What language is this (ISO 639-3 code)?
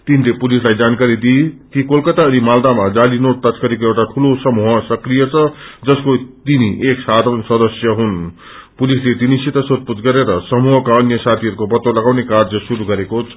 nep